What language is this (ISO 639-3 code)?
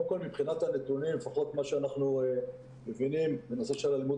heb